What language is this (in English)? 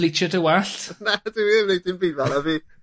Welsh